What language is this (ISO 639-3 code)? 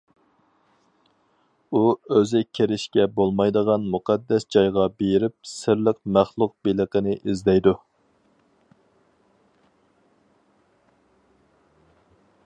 uig